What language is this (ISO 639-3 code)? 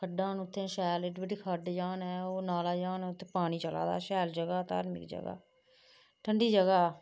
doi